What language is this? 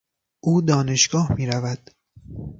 Persian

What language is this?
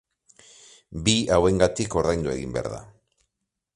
Basque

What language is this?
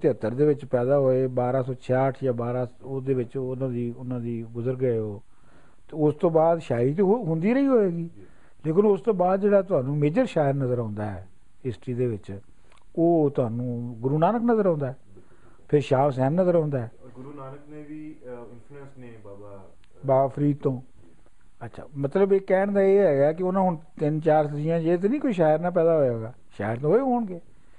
Punjabi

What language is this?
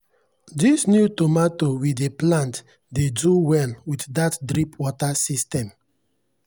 Nigerian Pidgin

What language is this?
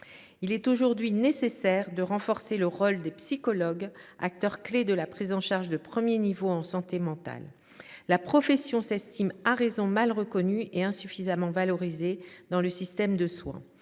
French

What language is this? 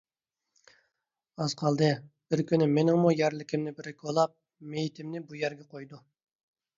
Uyghur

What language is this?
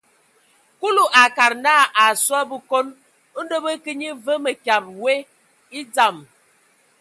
Ewondo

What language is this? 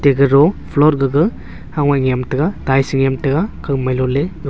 Wancho Naga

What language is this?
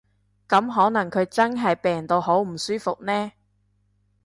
Cantonese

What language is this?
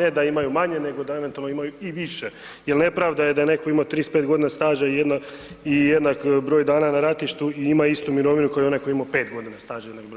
Croatian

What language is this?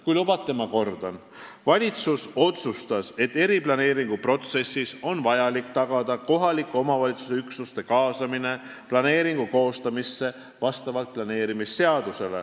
Estonian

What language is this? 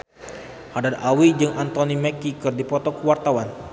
Sundanese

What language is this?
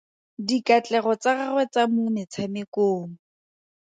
Tswana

